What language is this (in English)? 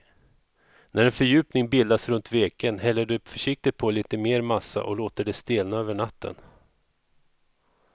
Swedish